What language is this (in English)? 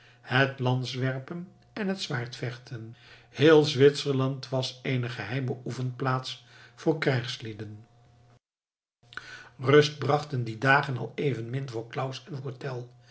Dutch